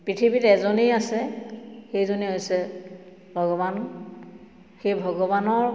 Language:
Assamese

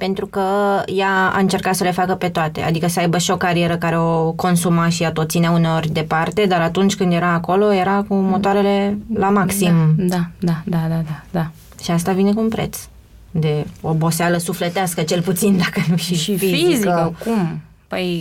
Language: Romanian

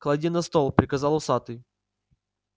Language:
Russian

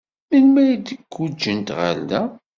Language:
Kabyle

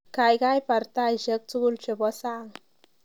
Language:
Kalenjin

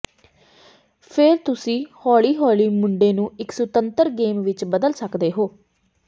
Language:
Punjabi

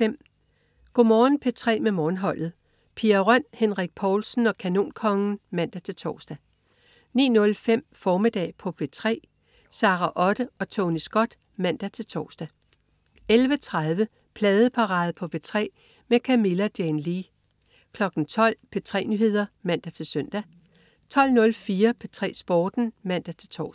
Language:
Danish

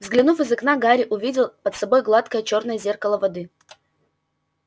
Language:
Russian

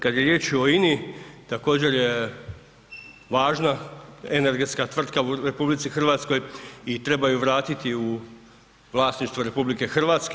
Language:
Croatian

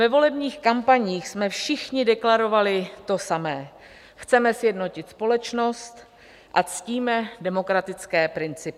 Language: Czech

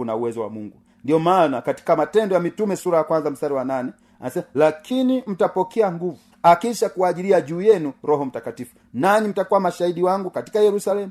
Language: Swahili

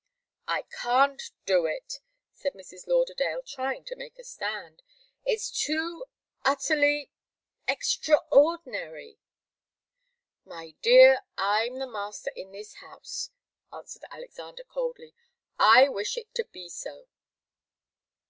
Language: English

